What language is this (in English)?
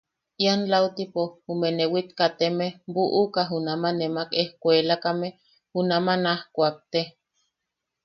Yaqui